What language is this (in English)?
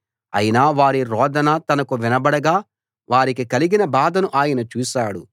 Telugu